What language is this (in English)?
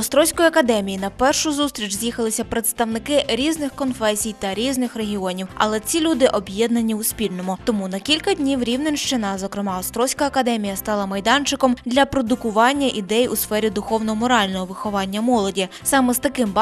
Ukrainian